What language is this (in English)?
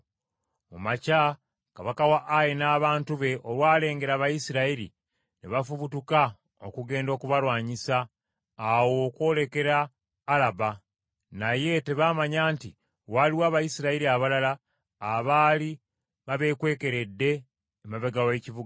Ganda